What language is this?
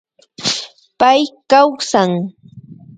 Imbabura Highland Quichua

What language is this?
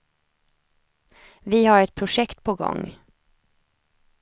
Swedish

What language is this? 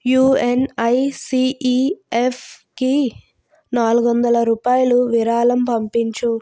Telugu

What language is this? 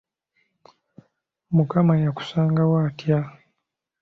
Ganda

